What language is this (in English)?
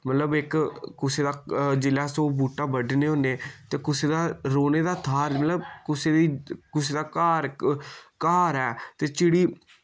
Dogri